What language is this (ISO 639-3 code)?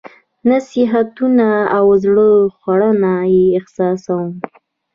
pus